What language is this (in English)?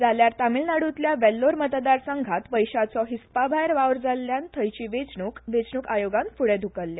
Konkani